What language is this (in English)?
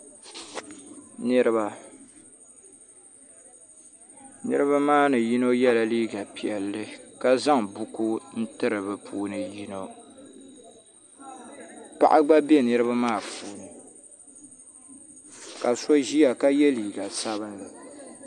Dagbani